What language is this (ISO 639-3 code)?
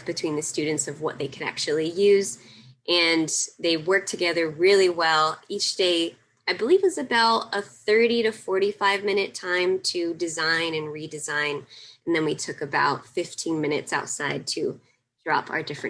eng